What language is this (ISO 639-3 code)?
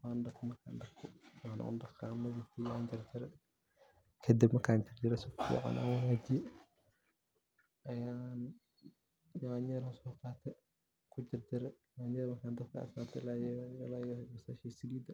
som